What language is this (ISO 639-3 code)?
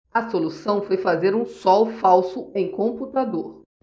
por